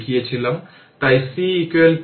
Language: Bangla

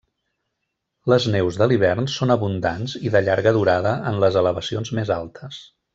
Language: Catalan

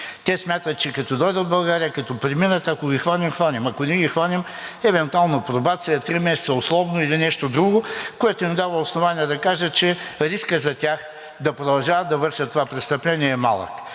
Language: Bulgarian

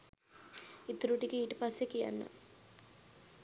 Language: Sinhala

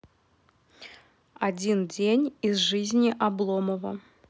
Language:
Russian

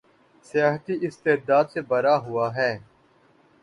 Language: Urdu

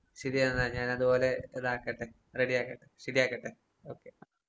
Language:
Malayalam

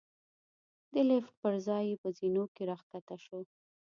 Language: Pashto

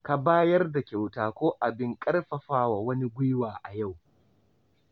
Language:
Hausa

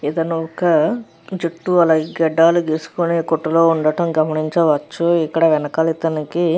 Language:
Telugu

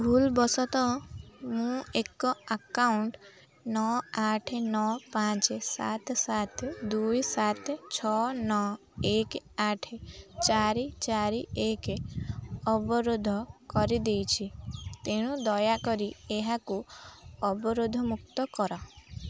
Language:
Odia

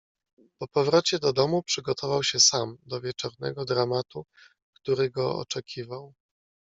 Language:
Polish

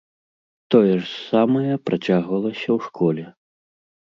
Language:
Belarusian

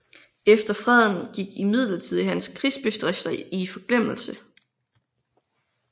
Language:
Danish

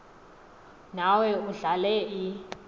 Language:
Xhosa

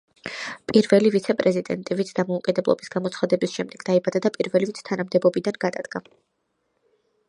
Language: Georgian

